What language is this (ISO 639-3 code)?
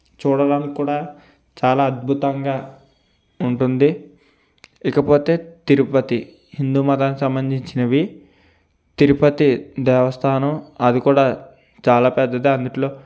tel